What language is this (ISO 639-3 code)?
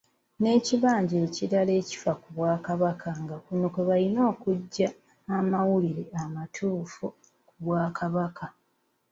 lug